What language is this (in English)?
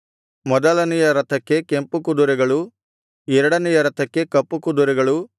Kannada